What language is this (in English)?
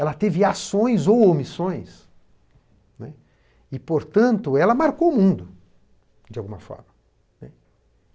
Portuguese